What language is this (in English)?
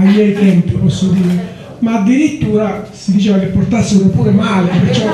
Italian